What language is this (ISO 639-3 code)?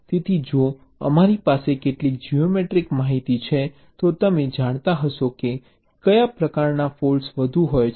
guj